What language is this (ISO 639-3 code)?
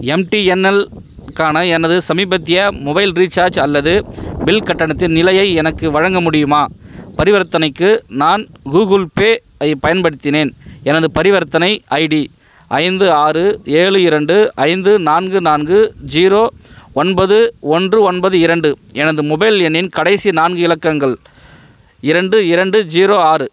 tam